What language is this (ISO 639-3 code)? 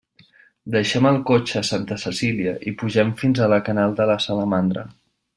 cat